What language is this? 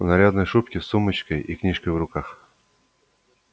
Russian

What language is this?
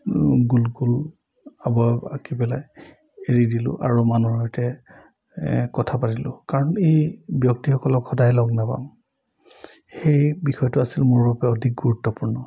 Assamese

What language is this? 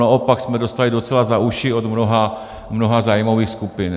Czech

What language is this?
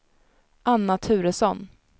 Swedish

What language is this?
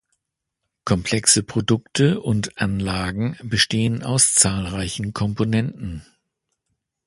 German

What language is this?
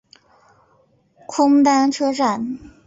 Chinese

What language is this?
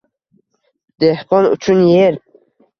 Uzbek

